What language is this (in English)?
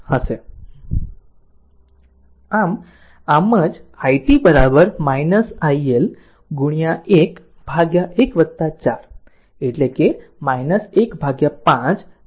Gujarati